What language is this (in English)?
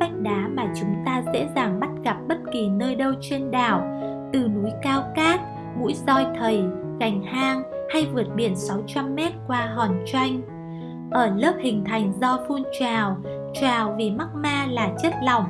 Vietnamese